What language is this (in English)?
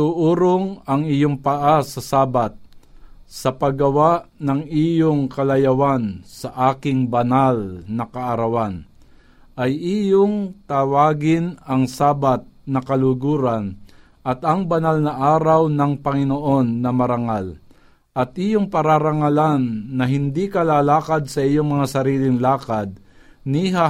Filipino